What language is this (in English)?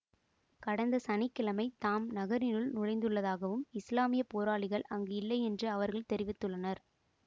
Tamil